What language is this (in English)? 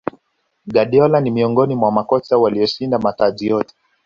Swahili